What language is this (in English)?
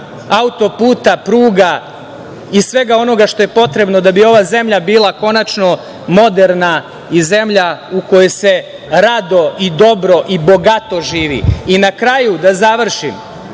Serbian